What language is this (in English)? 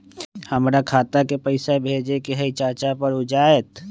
Magahi